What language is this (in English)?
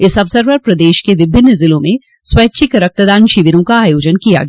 Hindi